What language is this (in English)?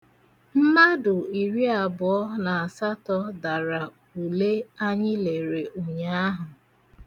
Igbo